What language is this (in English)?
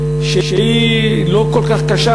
Hebrew